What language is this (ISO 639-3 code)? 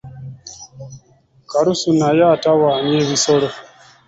lug